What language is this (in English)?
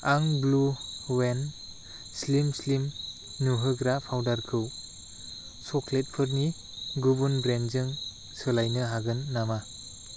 Bodo